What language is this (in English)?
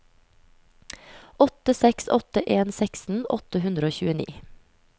Norwegian